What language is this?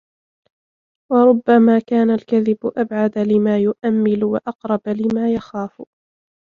Arabic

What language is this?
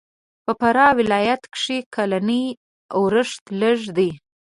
Pashto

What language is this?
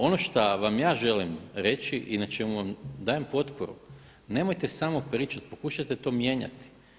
Croatian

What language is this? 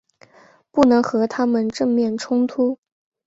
Chinese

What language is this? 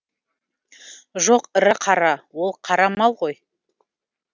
Kazakh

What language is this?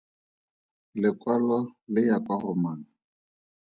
Tswana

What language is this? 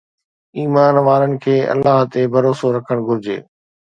Sindhi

